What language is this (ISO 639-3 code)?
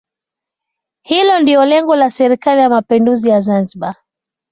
swa